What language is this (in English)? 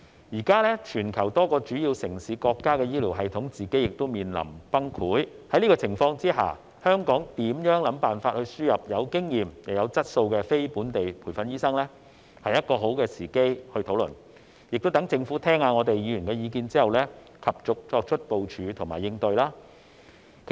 Cantonese